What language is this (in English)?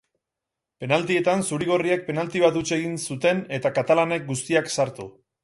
Basque